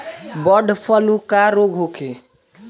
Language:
Bhojpuri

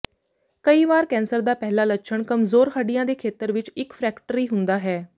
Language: Punjabi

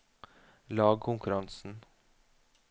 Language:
Norwegian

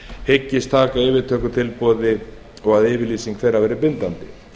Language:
Icelandic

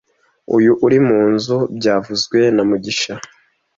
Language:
Kinyarwanda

